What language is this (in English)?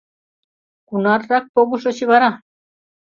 Mari